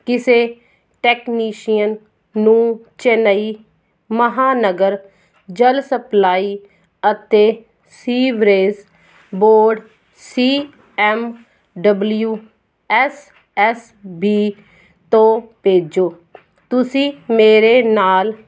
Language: Punjabi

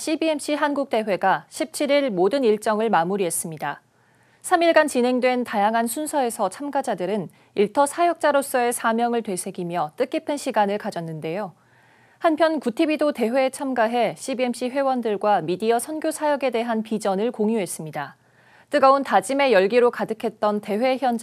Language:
Korean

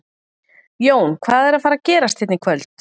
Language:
Icelandic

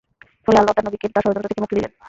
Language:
Bangla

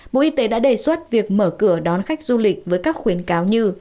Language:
Vietnamese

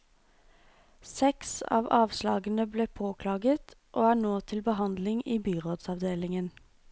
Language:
Norwegian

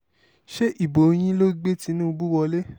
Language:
Yoruba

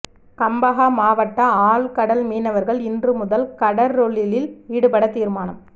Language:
Tamil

